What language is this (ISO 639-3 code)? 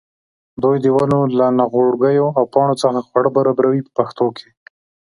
pus